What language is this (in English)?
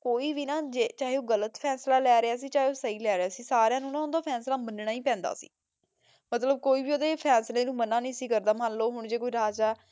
Punjabi